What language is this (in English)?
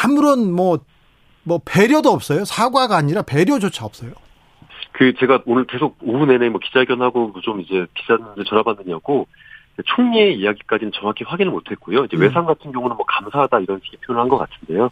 Korean